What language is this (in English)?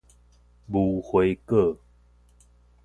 Min Nan Chinese